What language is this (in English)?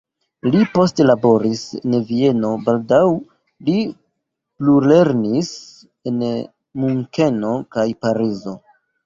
Esperanto